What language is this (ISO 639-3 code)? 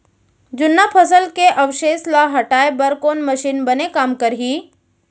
hne